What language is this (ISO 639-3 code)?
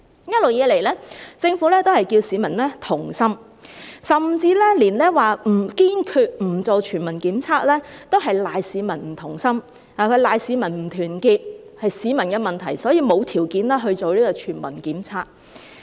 yue